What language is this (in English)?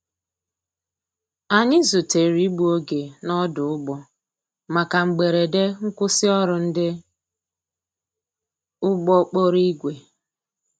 Igbo